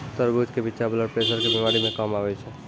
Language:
Maithili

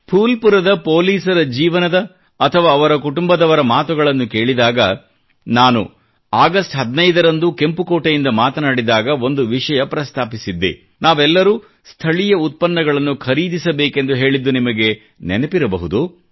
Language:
Kannada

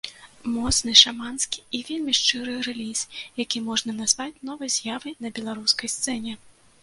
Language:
Belarusian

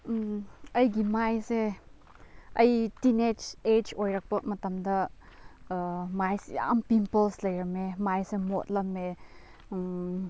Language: Manipuri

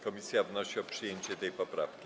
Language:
Polish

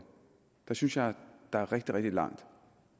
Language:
Danish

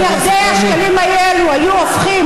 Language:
Hebrew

